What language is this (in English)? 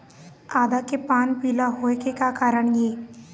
Chhattisgarhi